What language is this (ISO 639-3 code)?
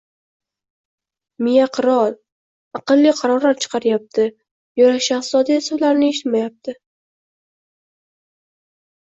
uzb